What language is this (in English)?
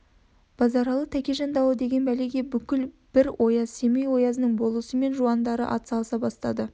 Kazakh